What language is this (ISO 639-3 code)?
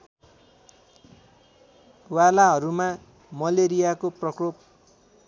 nep